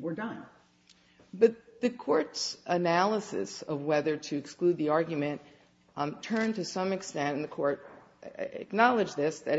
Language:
English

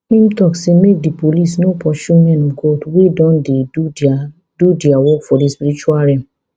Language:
Nigerian Pidgin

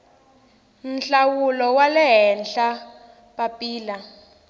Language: Tsonga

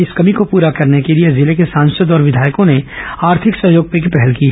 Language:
Hindi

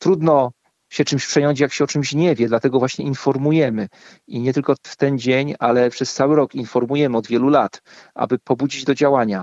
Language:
Polish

